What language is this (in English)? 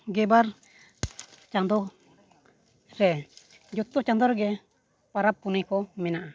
Santali